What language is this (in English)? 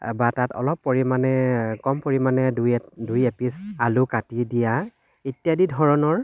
Assamese